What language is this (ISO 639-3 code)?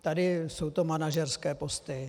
ces